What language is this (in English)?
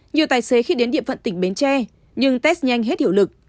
Vietnamese